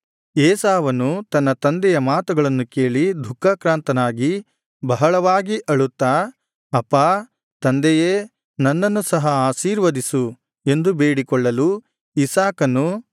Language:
Kannada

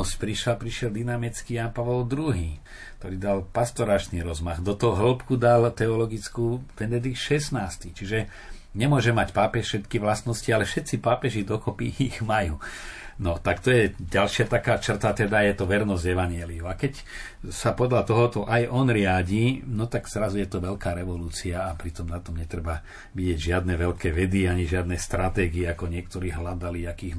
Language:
Slovak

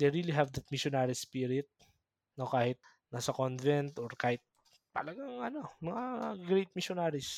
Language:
Filipino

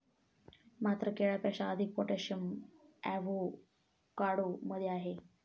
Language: Marathi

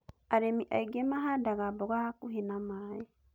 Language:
Kikuyu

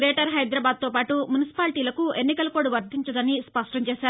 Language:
Telugu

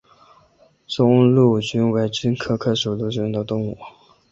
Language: Chinese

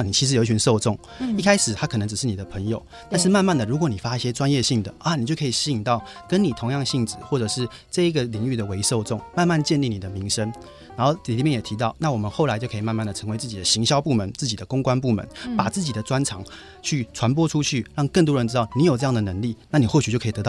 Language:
Chinese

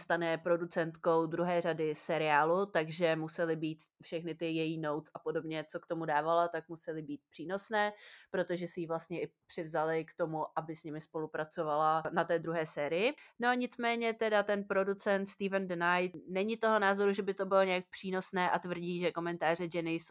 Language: Czech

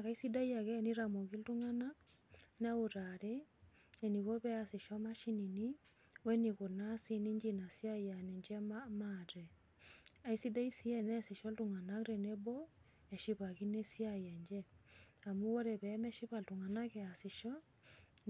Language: Masai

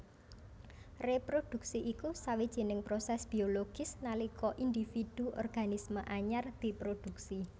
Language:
Javanese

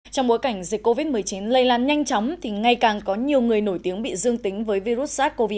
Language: Vietnamese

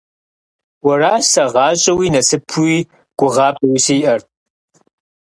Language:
Kabardian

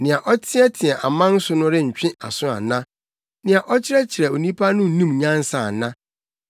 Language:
Akan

